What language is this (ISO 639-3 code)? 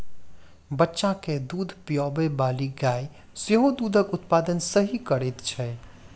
mai